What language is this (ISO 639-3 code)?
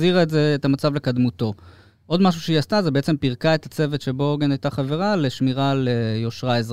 heb